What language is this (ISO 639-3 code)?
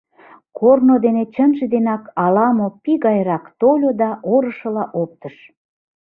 chm